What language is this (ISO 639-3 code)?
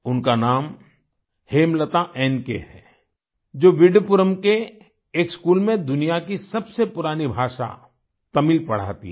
hin